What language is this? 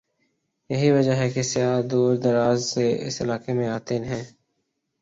Urdu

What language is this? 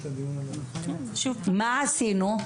Hebrew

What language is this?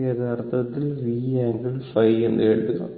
Malayalam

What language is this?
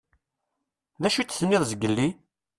Kabyle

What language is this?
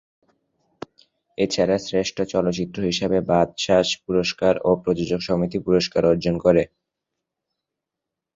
Bangla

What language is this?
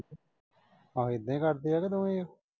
Punjabi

